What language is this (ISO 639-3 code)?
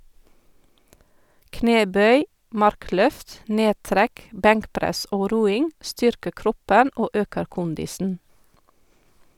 nor